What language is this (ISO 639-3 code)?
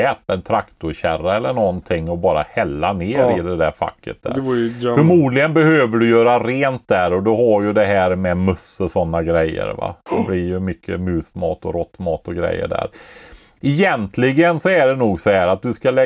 swe